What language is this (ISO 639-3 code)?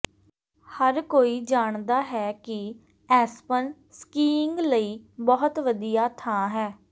pan